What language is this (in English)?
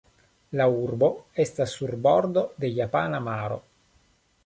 Esperanto